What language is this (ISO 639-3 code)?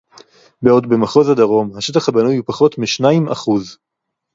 heb